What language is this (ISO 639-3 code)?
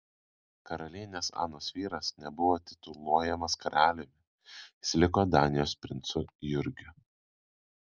lit